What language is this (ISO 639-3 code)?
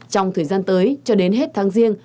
vie